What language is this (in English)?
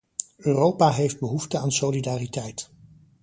Dutch